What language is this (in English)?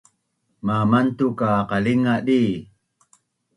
Bunun